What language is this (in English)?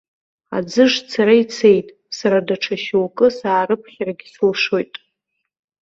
Abkhazian